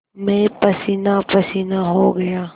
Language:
Hindi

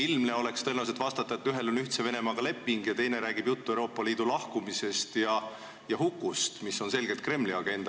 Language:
Estonian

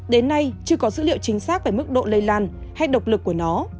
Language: Vietnamese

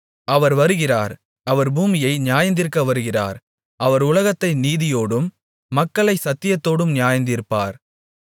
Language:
Tamil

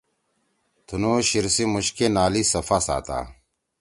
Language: Torwali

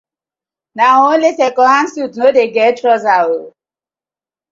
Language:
Nigerian Pidgin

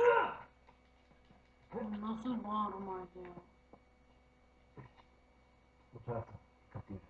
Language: Turkish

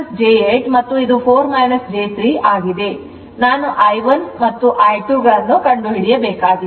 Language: Kannada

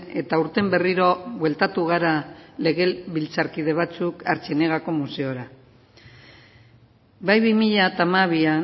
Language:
Basque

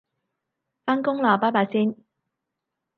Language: Cantonese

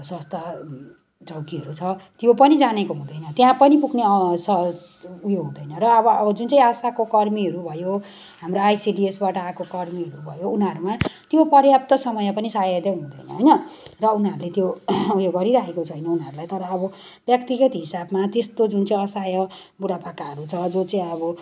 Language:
Nepali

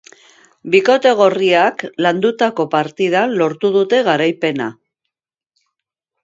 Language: Basque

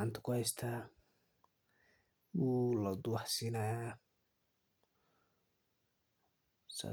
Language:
Somali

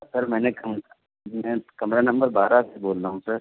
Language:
Urdu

